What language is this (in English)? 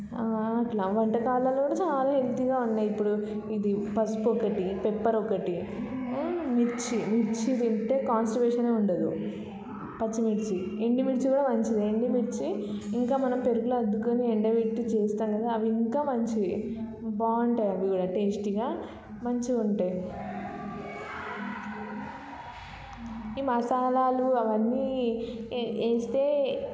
Telugu